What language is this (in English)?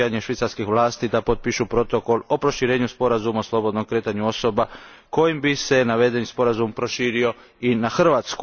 Croatian